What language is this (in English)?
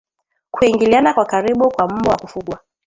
Swahili